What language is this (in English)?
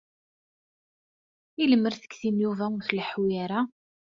Kabyle